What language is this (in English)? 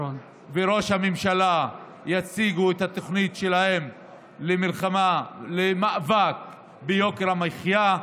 Hebrew